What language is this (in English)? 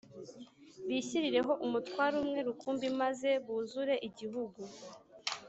Kinyarwanda